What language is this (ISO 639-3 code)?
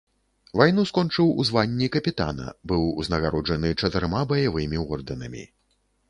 bel